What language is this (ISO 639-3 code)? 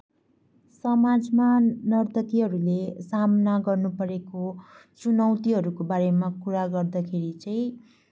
nep